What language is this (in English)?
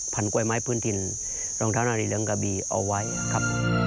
Thai